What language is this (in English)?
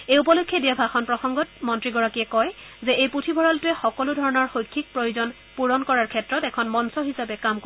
Assamese